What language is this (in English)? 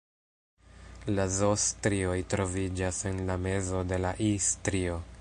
Esperanto